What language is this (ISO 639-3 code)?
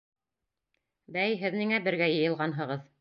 bak